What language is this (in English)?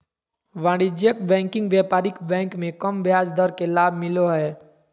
Magahi